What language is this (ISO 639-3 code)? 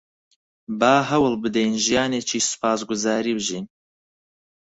ckb